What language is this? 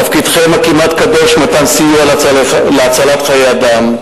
Hebrew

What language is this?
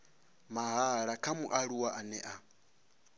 Venda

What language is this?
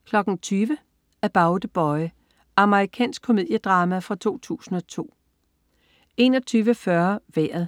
Danish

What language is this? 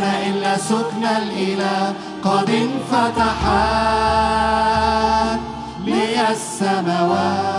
Arabic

